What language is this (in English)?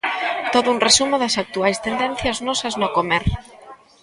Galician